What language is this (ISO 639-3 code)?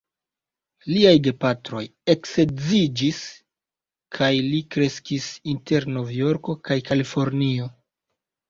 epo